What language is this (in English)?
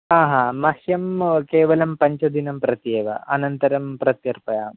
Sanskrit